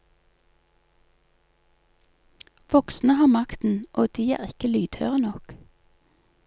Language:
Norwegian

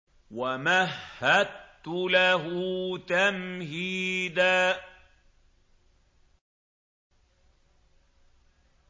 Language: Arabic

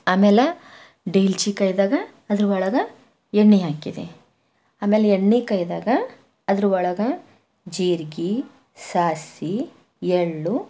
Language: Kannada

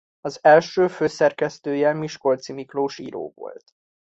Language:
Hungarian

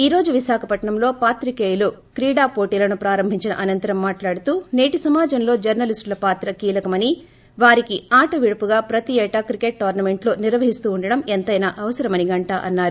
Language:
Telugu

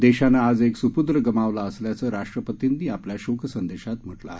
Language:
Marathi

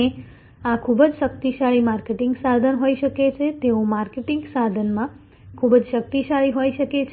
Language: Gujarati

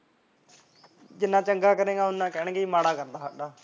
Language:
Punjabi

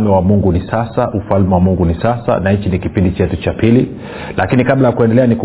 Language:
Swahili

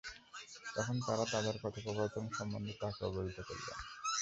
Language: Bangla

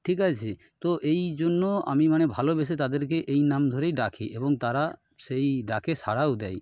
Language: Bangla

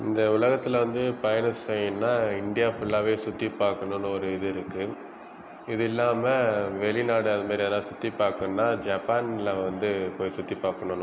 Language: Tamil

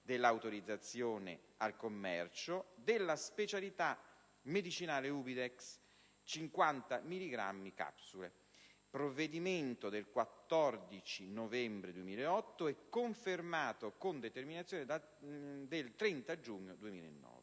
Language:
Italian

